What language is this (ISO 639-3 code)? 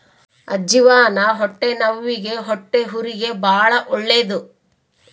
kan